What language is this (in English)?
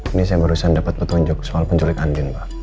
Indonesian